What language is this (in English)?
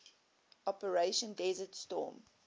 English